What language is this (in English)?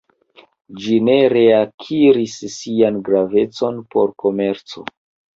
Esperanto